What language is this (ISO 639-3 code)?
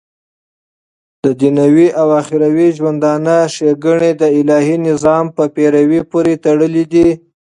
pus